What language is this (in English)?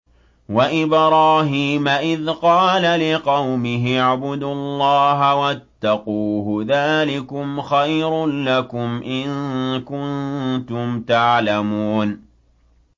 Arabic